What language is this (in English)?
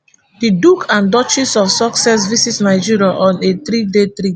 Nigerian Pidgin